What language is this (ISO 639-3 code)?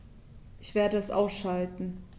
deu